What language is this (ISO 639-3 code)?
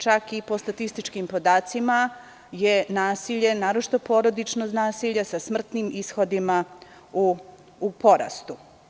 srp